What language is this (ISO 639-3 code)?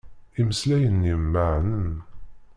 kab